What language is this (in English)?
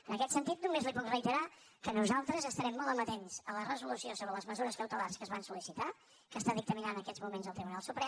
Catalan